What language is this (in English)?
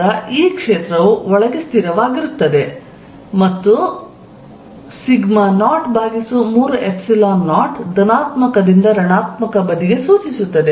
Kannada